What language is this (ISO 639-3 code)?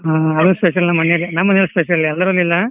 kan